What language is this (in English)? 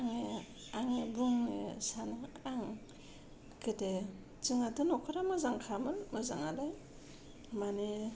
Bodo